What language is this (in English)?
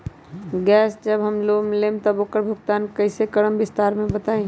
Magahi